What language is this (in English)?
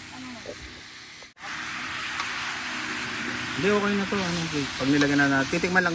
Filipino